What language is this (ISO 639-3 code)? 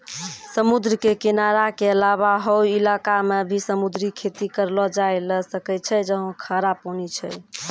mai